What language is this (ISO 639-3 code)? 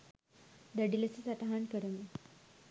sin